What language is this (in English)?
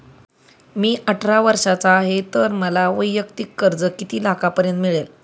Marathi